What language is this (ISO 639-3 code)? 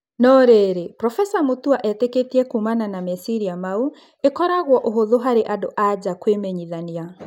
kik